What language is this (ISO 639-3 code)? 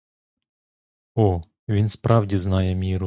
ukr